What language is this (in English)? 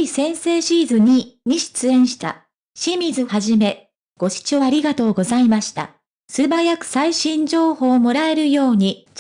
Japanese